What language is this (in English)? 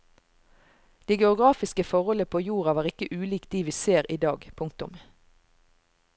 Norwegian